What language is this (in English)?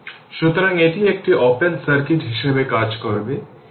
Bangla